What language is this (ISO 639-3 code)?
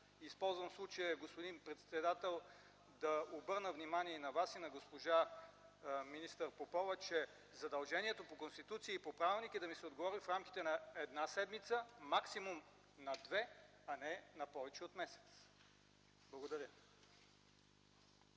bul